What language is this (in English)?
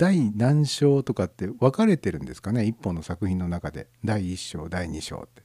Japanese